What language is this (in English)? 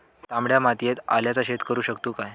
Marathi